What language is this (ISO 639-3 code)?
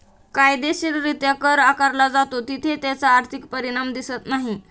mar